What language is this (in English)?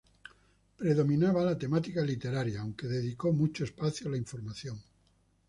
Spanish